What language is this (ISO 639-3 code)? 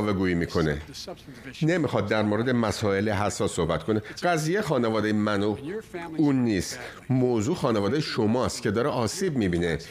fas